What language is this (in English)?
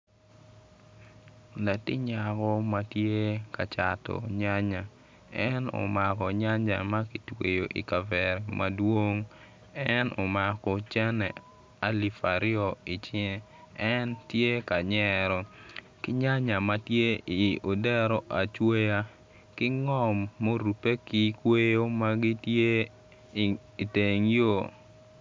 Acoli